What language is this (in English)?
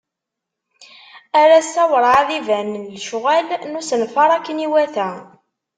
Kabyle